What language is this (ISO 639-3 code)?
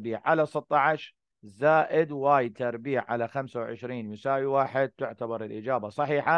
ara